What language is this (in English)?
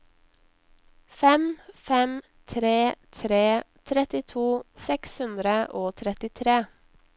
Norwegian